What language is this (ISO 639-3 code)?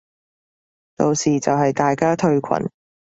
yue